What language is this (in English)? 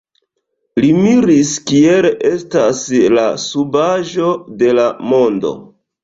Esperanto